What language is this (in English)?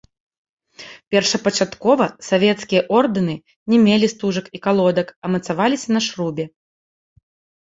Belarusian